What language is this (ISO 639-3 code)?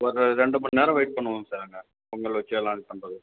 tam